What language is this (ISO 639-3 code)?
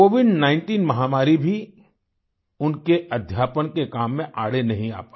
hin